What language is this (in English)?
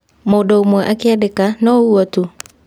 Kikuyu